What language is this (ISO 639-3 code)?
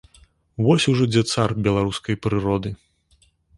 bel